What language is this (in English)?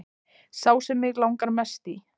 Icelandic